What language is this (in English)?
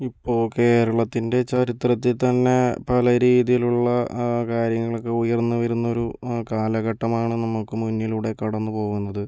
Malayalam